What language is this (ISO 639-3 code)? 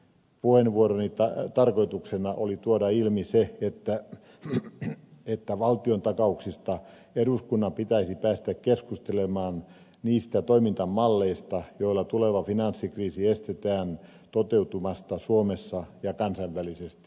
fin